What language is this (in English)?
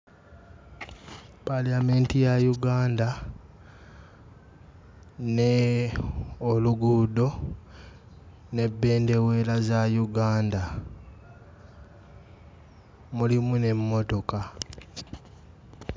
Ganda